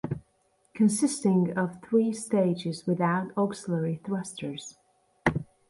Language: English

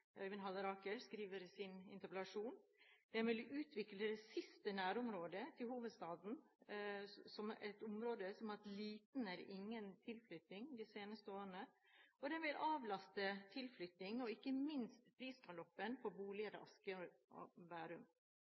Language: Norwegian Bokmål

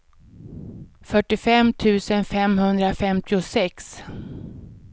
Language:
Swedish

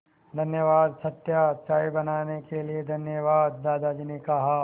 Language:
Hindi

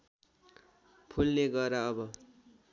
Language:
Nepali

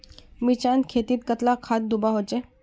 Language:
Magahi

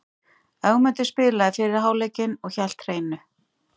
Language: Icelandic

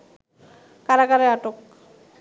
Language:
Bangla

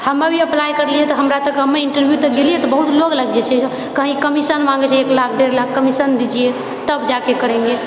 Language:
Maithili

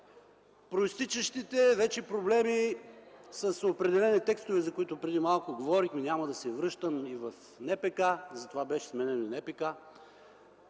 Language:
Bulgarian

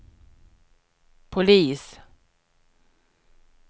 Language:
Swedish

